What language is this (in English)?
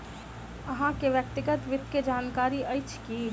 Maithili